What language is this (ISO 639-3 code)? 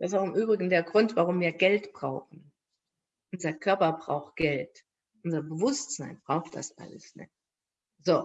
deu